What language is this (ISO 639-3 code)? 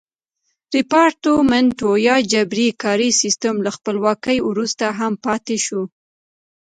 pus